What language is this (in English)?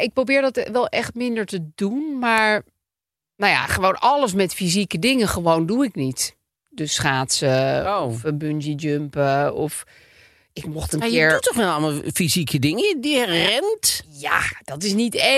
Dutch